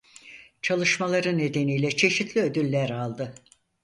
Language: Turkish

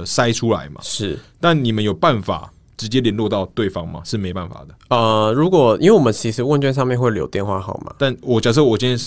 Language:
Chinese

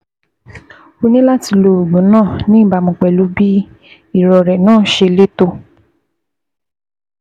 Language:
Yoruba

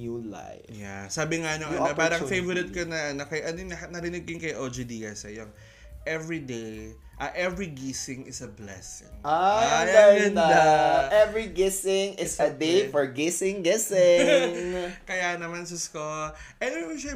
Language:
Filipino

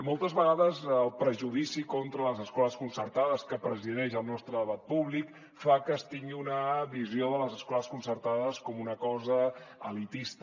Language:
Catalan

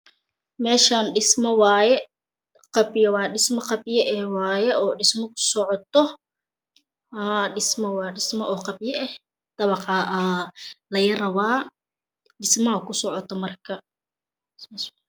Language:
Somali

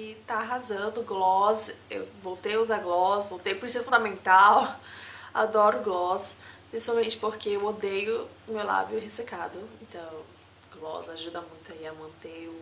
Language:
Portuguese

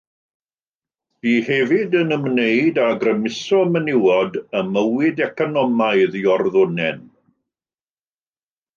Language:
Welsh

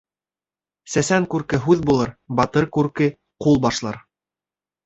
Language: Bashkir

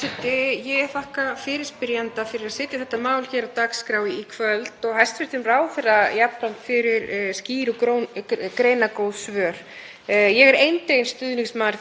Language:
Icelandic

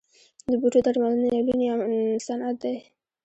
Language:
Pashto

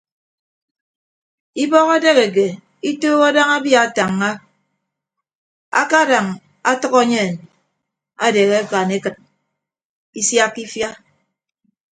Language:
Ibibio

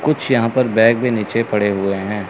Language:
Hindi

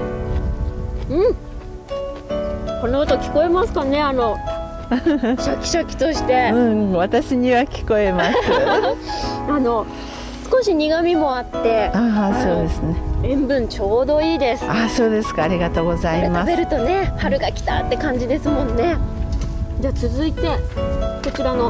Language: Japanese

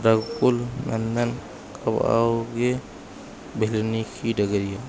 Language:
Sanskrit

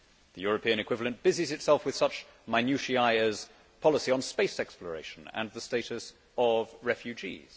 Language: English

